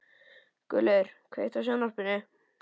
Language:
Icelandic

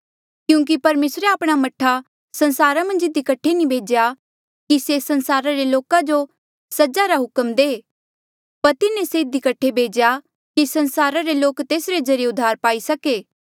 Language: Mandeali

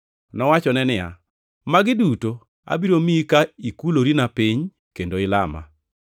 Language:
Luo (Kenya and Tanzania)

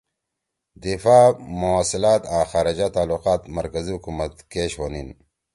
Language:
Torwali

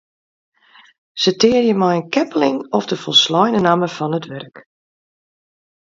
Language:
Western Frisian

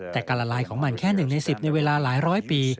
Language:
Thai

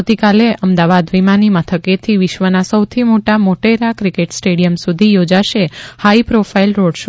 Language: Gujarati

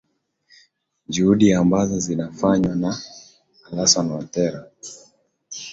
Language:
Swahili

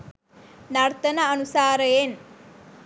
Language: Sinhala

